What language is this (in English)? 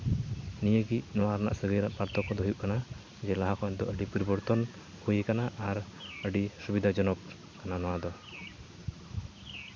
Santali